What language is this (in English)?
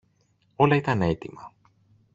Greek